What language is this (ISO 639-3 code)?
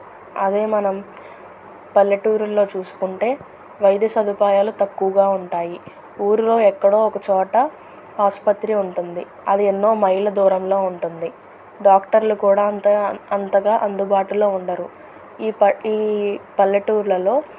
tel